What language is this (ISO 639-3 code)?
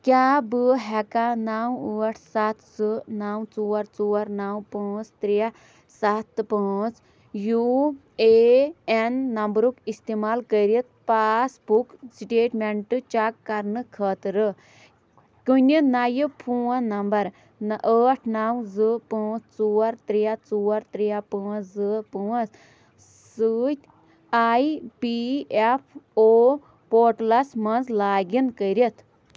kas